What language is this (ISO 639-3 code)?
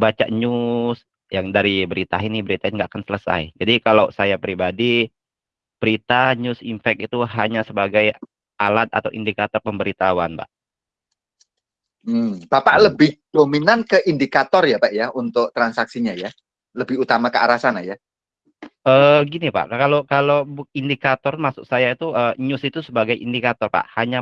ind